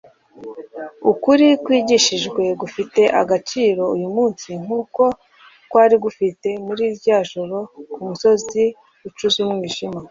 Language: Kinyarwanda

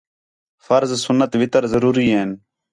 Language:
Khetrani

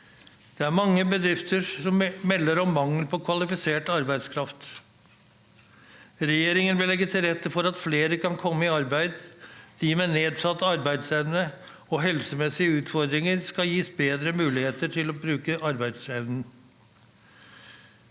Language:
Norwegian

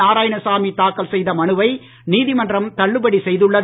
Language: Tamil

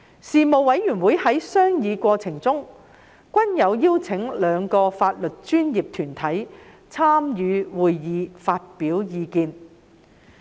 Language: Cantonese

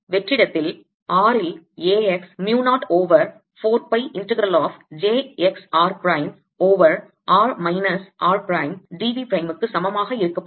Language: Tamil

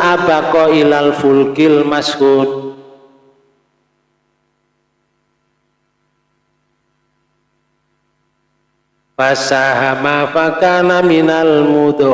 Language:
Indonesian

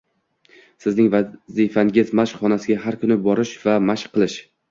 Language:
Uzbek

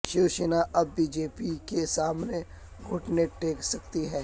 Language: Urdu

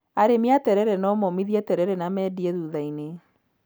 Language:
Kikuyu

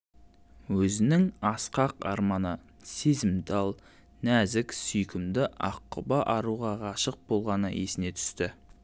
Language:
Kazakh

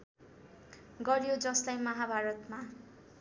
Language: Nepali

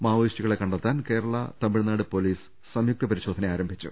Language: Malayalam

